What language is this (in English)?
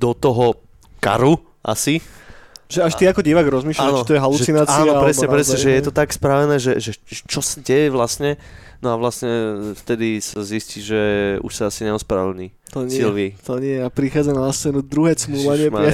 Slovak